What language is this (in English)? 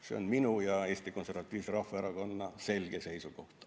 Estonian